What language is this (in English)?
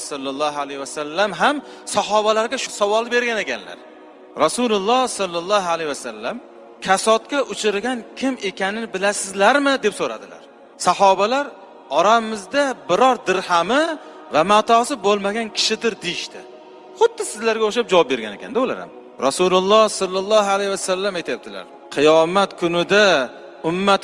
Uzbek